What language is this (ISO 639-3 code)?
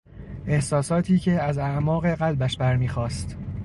fas